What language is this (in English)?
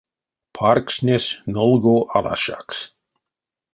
Erzya